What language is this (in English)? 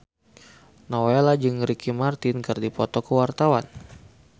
Sundanese